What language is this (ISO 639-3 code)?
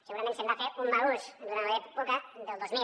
cat